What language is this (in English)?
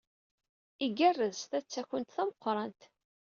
Kabyle